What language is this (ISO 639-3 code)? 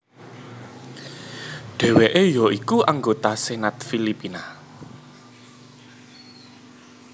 jav